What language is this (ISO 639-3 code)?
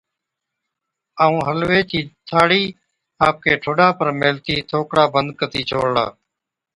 odk